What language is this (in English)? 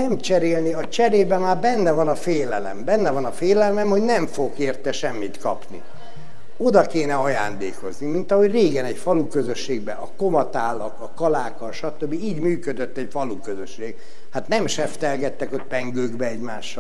Hungarian